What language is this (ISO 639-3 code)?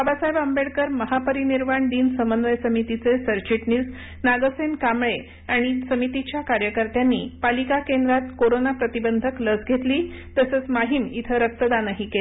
mar